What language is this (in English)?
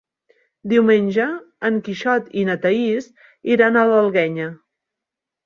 Catalan